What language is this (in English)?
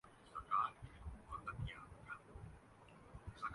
Urdu